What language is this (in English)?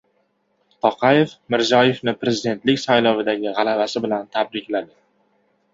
Uzbek